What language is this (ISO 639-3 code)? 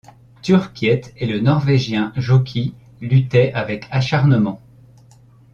fra